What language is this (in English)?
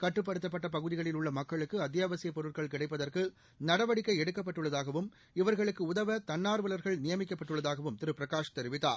Tamil